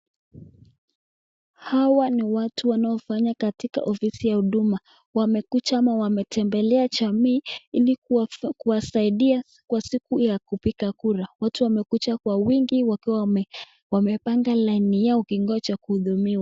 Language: Swahili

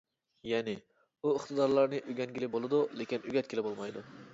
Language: Uyghur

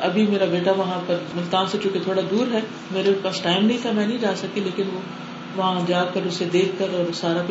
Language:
Urdu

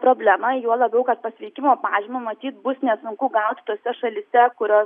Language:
Lithuanian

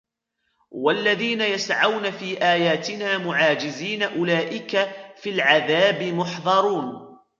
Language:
Arabic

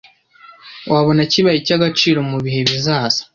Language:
Kinyarwanda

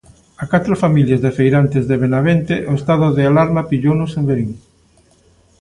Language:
Galician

